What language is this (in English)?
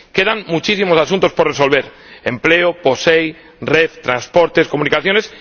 Spanish